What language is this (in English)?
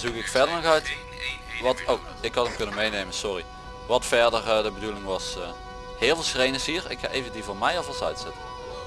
Dutch